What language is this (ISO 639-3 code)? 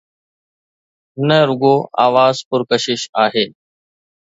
snd